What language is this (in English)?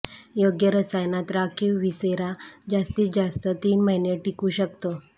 Marathi